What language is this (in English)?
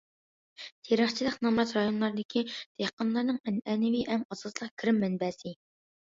Uyghur